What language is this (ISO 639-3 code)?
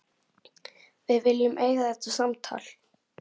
isl